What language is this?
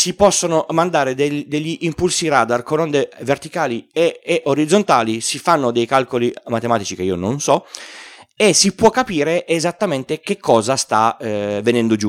Italian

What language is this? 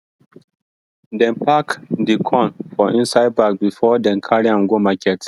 Nigerian Pidgin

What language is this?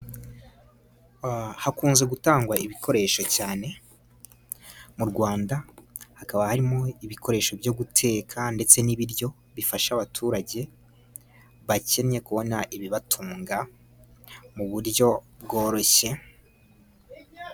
Kinyarwanda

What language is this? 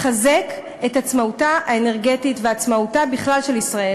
Hebrew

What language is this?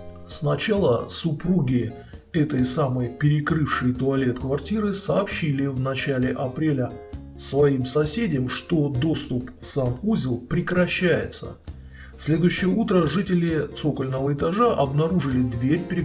Russian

